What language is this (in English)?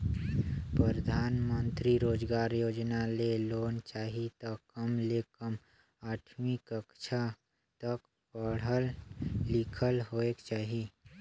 Chhattisgarhi